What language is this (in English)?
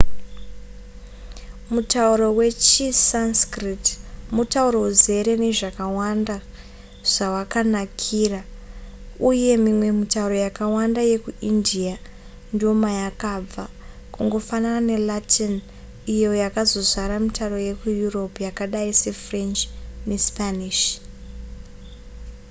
Shona